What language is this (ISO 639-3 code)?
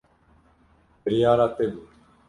kur